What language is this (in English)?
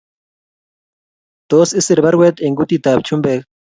Kalenjin